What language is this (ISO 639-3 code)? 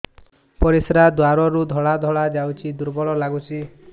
ori